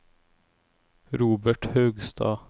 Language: Norwegian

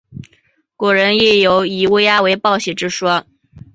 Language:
Chinese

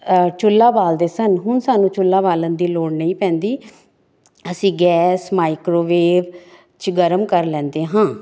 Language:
Punjabi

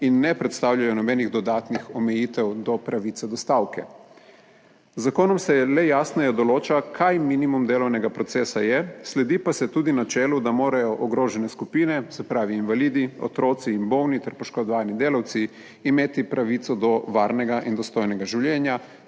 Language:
Slovenian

